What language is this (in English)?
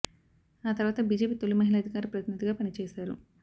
Telugu